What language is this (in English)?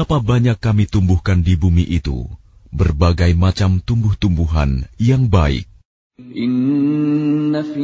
Arabic